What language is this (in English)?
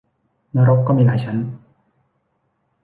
Thai